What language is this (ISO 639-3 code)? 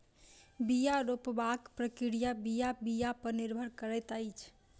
mai